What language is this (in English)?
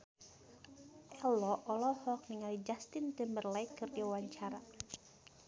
Sundanese